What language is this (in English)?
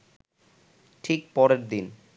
Bangla